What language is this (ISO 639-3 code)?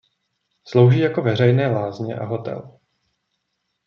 ces